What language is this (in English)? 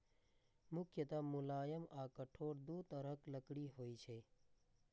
Maithili